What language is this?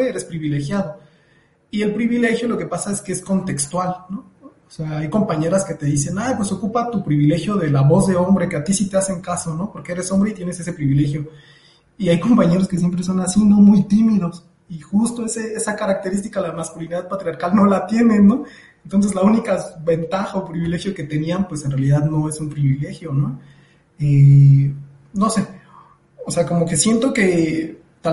Spanish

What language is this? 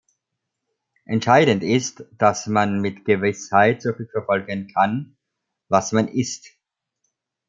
German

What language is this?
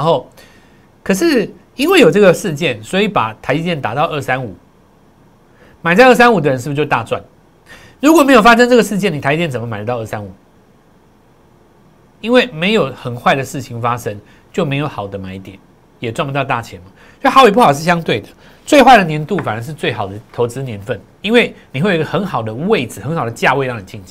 Chinese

